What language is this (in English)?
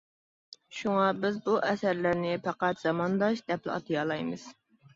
Uyghur